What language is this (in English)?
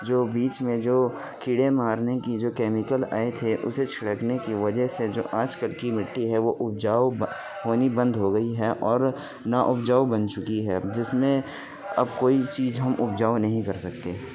Urdu